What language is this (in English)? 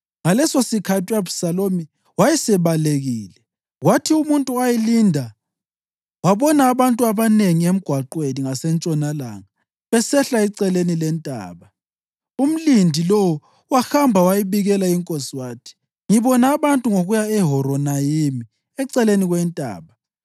North Ndebele